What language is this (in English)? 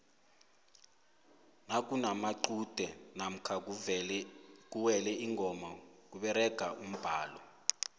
South Ndebele